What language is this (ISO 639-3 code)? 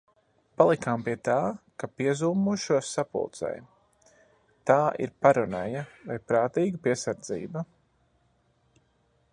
lav